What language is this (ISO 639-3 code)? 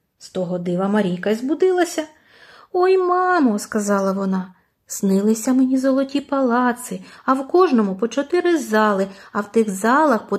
ukr